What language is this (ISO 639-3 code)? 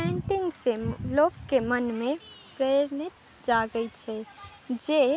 mai